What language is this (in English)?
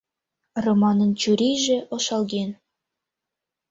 Mari